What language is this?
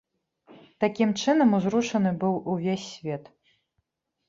Belarusian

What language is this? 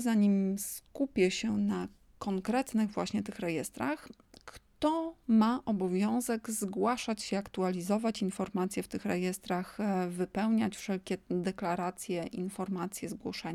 Polish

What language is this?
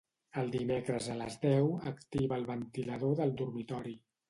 Catalan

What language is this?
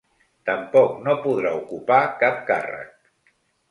Catalan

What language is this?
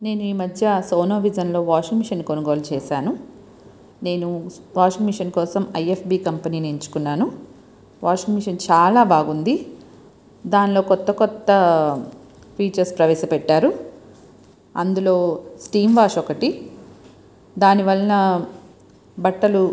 Telugu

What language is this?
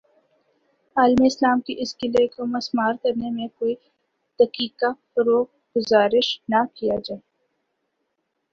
Urdu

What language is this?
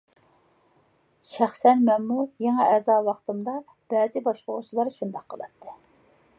Uyghur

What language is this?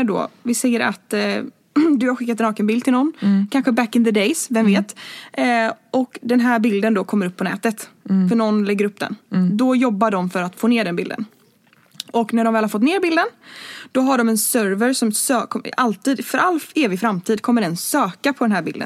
Swedish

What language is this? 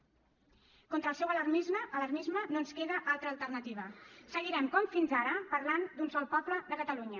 Catalan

